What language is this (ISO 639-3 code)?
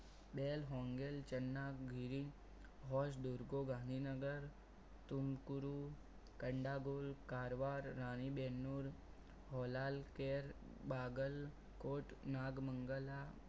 guj